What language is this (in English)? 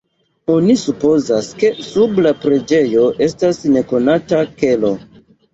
Esperanto